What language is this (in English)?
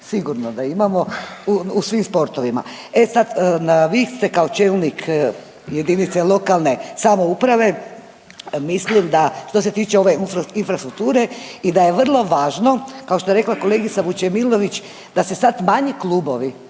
Croatian